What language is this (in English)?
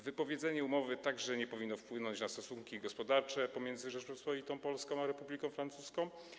Polish